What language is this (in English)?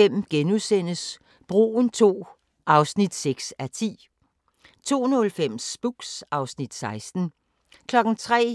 Danish